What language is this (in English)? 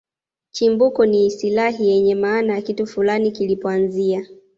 Swahili